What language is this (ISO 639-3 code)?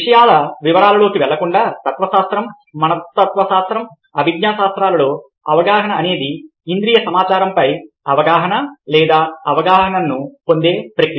tel